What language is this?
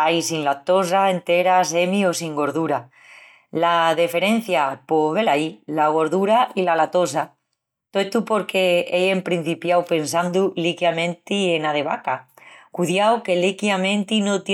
Extremaduran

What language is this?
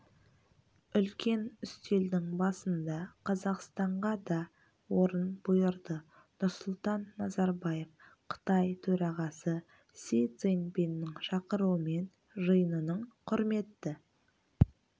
Kazakh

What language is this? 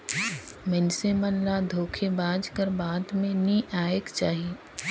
Chhattisgarhi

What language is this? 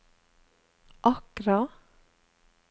Norwegian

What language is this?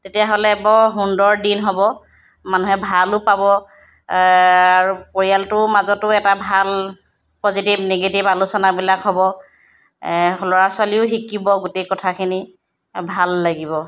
Assamese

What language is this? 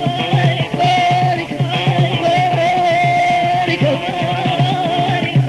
Arabic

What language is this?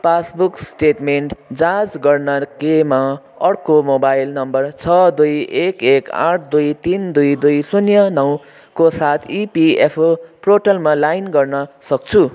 Nepali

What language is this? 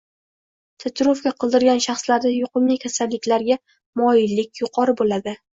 Uzbek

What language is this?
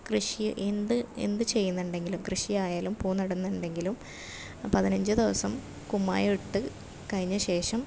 Malayalam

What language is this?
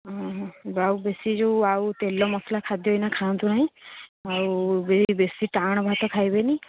Odia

